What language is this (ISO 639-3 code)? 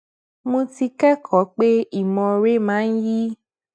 yor